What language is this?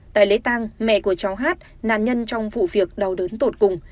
Vietnamese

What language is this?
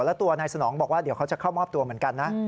Thai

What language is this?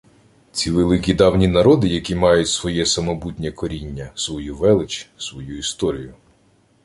Ukrainian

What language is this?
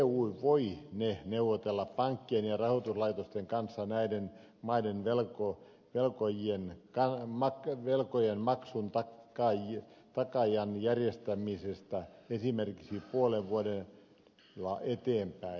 Finnish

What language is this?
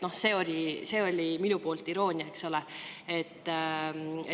Estonian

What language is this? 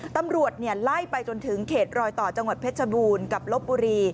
Thai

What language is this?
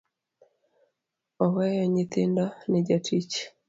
Luo (Kenya and Tanzania)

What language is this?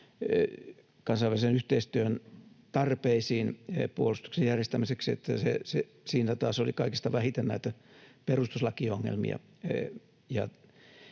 Finnish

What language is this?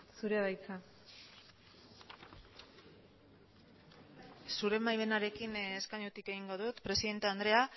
Basque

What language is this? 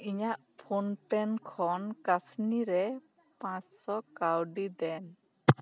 Santali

